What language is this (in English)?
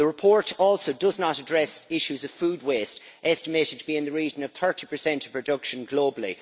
English